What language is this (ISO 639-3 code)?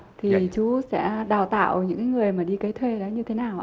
vie